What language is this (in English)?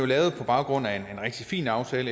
Danish